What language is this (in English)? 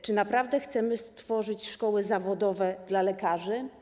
Polish